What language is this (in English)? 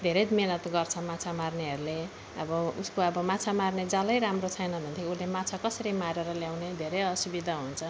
Nepali